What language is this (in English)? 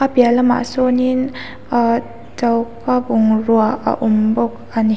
Mizo